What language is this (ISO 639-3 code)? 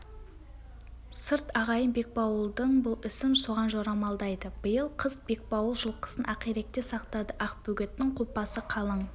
kaz